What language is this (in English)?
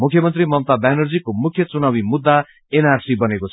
Nepali